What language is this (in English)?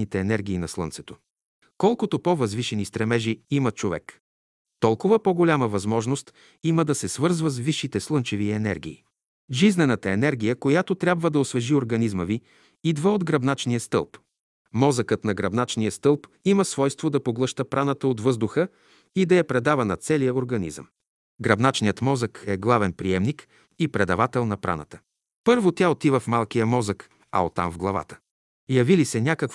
Bulgarian